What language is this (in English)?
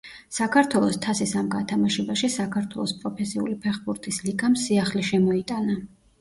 Georgian